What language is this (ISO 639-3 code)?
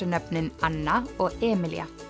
isl